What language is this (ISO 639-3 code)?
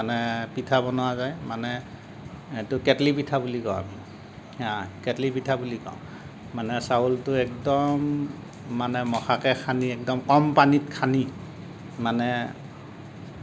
asm